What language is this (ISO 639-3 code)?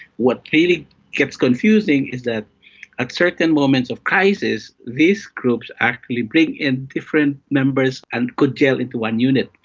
eng